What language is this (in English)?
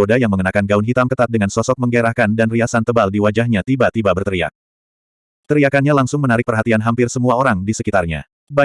Indonesian